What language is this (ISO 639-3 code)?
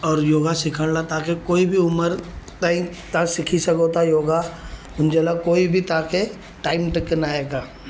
snd